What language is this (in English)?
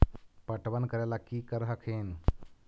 Magahi